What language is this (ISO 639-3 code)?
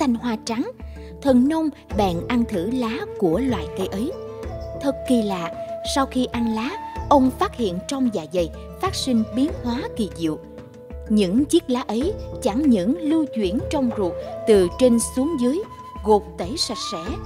vie